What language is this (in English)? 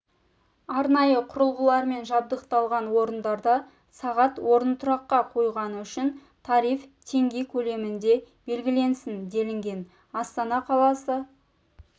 Kazakh